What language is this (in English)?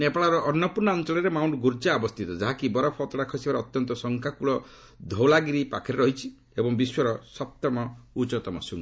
Odia